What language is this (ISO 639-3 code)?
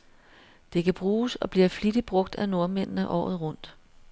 dan